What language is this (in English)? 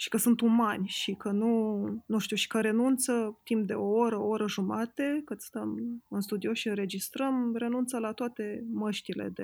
Romanian